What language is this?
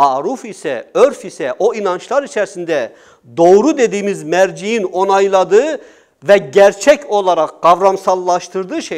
Turkish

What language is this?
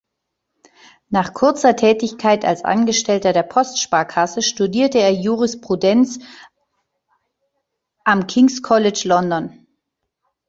German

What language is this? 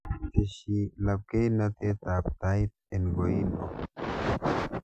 Kalenjin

